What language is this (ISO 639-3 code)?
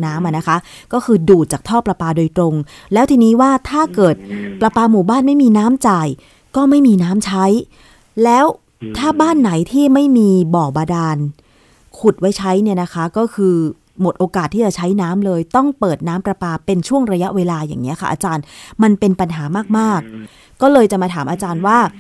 tha